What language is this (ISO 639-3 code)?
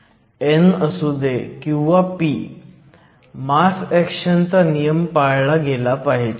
mar